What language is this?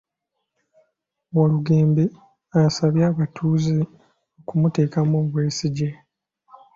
Ganda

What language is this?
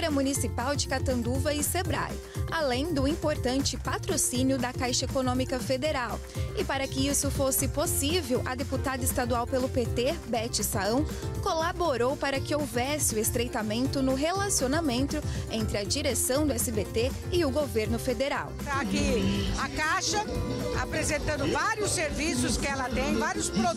Portuguese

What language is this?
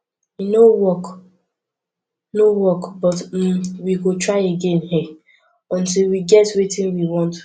Nigerian Pidgin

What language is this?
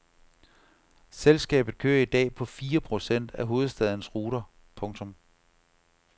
Danish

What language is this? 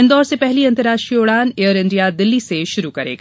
Hindi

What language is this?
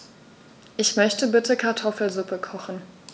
German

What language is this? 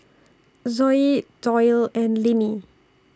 English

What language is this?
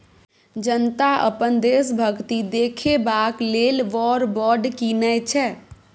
Maithili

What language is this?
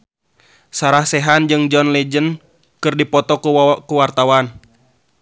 Sundanese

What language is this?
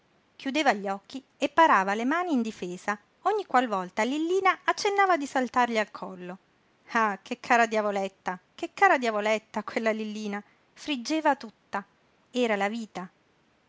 Italian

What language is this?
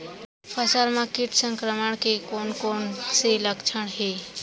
Chhattisgarhi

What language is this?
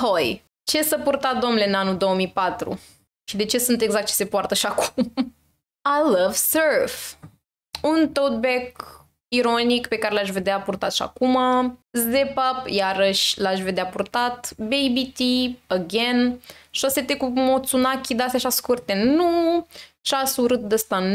Romanian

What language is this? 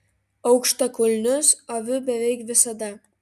Lithuanian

